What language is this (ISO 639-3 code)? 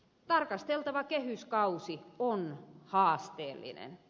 fin